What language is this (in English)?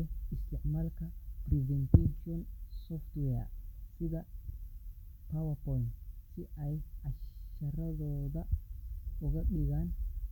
Somali